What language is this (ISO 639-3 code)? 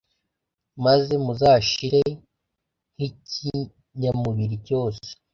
kin